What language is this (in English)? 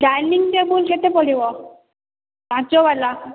Odia